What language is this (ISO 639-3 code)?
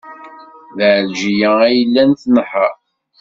kab